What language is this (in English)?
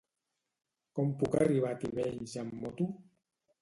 Catalan